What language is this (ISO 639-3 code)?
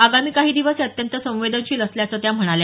mar